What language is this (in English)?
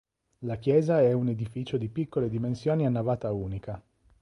Italian